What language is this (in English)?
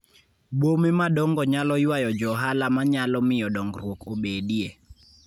Luo (Kenya and Tanzania)